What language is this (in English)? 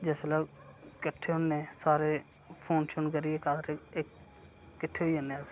Dogri